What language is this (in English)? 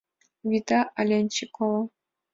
Mari